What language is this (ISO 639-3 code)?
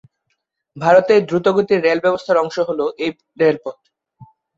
ben